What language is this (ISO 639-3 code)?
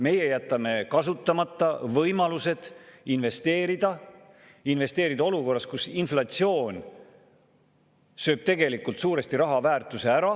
est